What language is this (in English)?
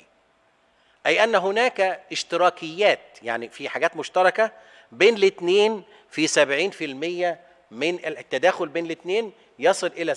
Arabic